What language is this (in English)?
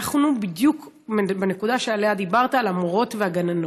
Hebrew